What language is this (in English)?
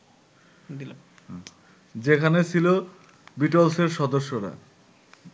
Bangla